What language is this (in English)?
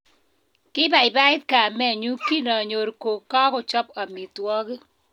Kalenjin